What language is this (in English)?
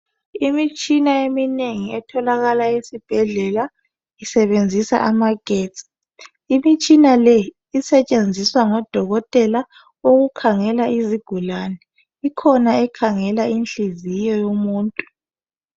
North Ndebele